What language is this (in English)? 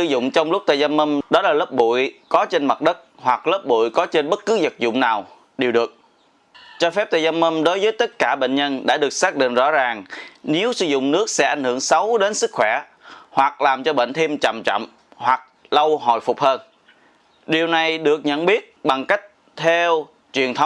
Vietnamese